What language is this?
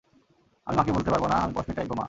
Bangla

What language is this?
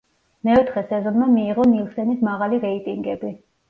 Georgian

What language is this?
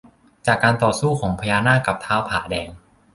Thai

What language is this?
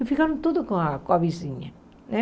Portuguese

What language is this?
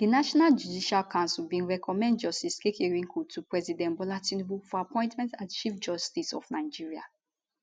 Nigerian Pidgin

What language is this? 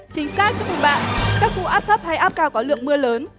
Vietnamese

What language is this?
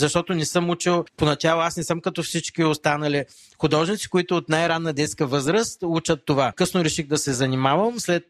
Bulgarian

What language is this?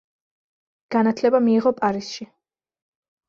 Georgian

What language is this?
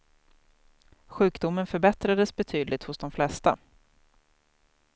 Swedish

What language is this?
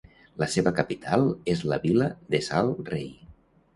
Catalan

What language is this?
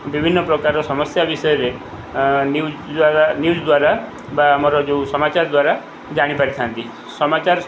Odia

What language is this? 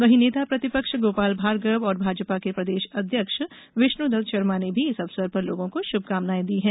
Hindi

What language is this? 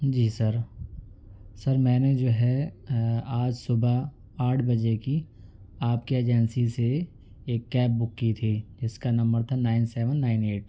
Urdu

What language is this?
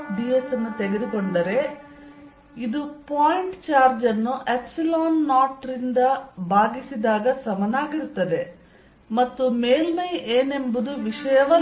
Kannada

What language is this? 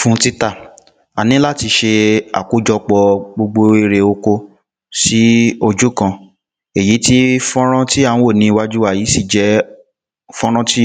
Yoruba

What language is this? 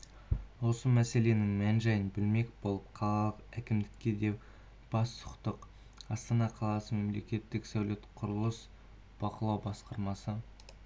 Kazakh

